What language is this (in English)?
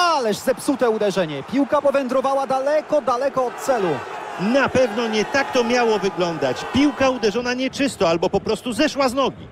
Polish